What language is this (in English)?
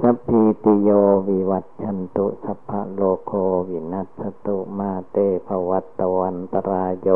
Thai